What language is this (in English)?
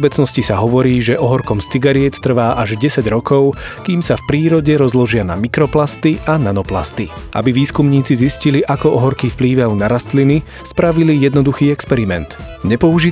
Slovak